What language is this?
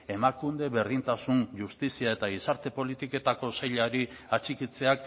Basque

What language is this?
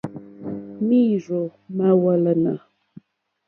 Mokpwe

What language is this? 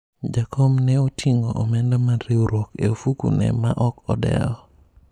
Luo (Kenya and Tanzania)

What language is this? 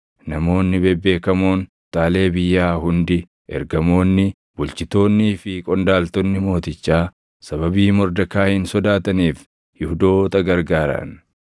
Oromo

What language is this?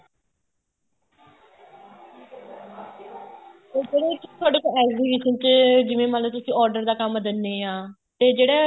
Punjabi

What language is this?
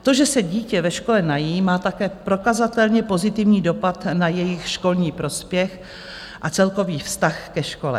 Czech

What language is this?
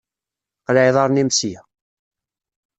Kabyle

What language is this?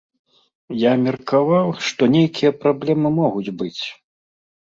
Belarusian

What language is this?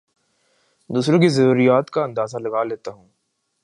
Urdu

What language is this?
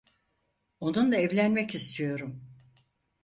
Turkish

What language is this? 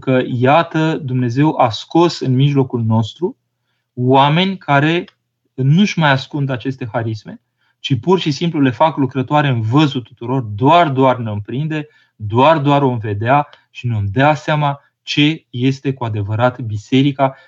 Romanian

